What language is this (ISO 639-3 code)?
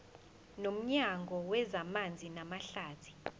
zul